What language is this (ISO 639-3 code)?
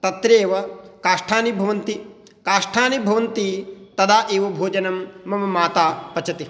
san